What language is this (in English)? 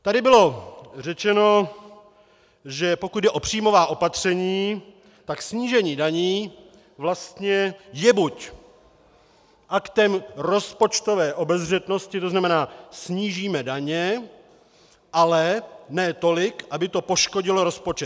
Czech